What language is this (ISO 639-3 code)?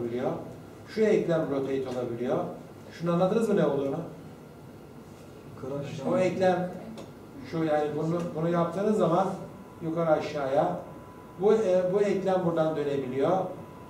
tur